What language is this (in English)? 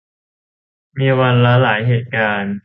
Thai